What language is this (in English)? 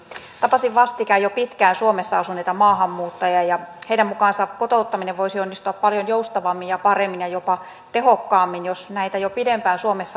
Finnish